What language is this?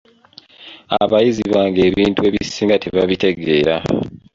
Ganda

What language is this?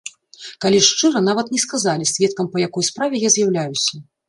Belarusian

